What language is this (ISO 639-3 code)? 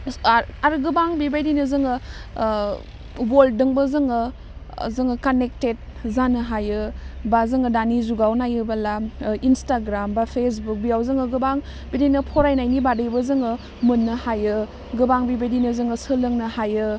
brx